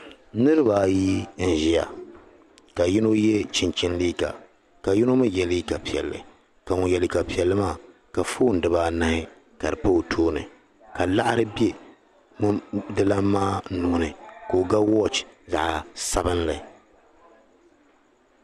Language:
Dagbani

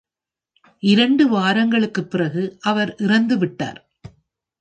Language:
Tamil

